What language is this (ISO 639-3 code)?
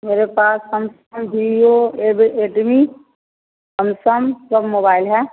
hin